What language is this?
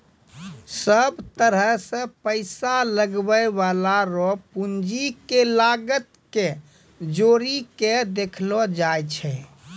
Maithili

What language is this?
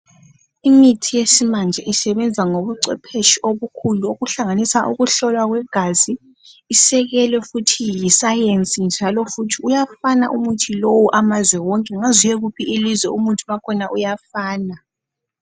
North Ndebele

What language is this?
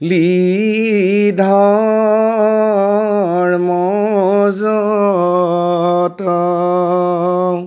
Assamese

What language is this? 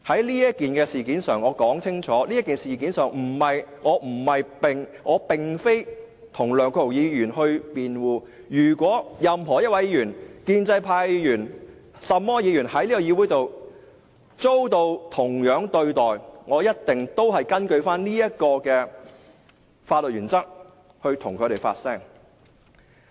Cantonese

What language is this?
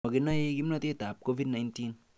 Kalenjin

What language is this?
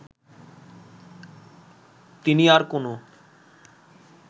Bangla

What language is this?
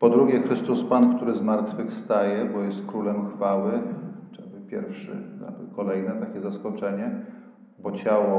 Polish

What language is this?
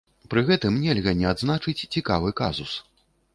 Belarusian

